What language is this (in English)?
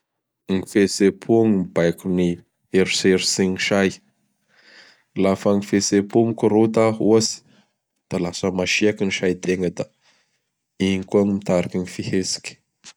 Bara Malagasy